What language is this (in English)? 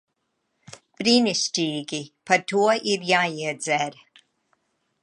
Latvian